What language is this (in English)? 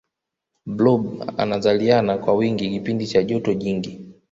Swahili